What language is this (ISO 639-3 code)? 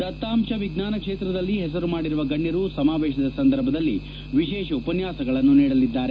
kan